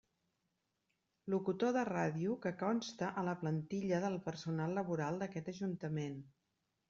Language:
Catalan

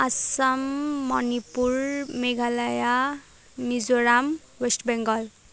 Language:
Nepali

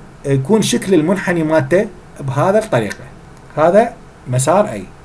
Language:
Arabic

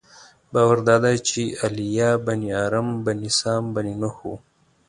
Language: Pashto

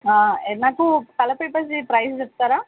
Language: Telugu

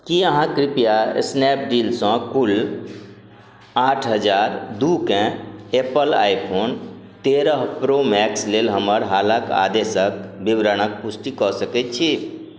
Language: Maithili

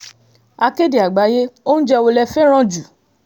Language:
Yoruba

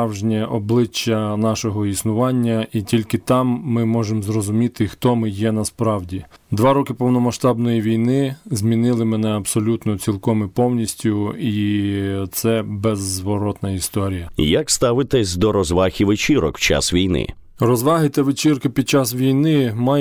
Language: Ukrainian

